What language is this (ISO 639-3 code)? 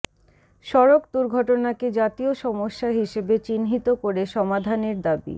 ben